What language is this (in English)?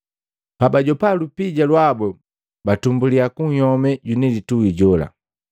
Matengo